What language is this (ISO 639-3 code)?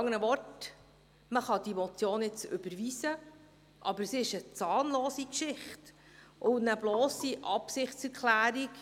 gsw